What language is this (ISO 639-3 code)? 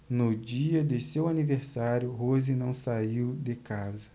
por